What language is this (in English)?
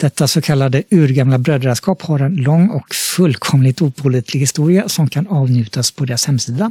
Swedish